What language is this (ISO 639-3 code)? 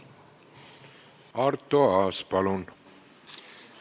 est